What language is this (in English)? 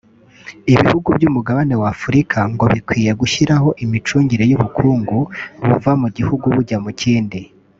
Kinyarwanda